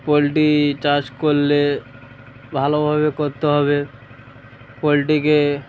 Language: Bangla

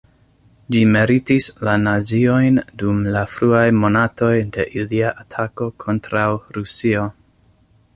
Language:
Esperanto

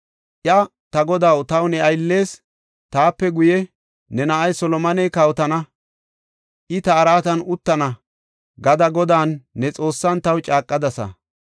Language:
Gofa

